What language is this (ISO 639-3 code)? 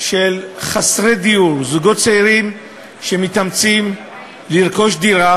heb